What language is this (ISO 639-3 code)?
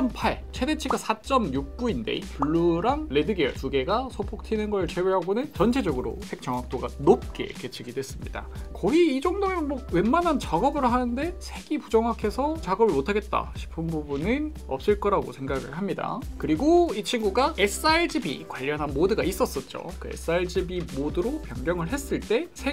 kor